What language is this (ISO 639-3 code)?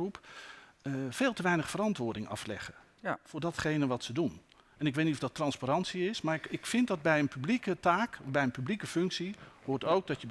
nld